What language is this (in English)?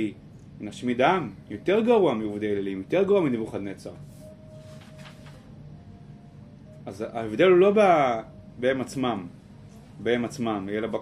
Hebrew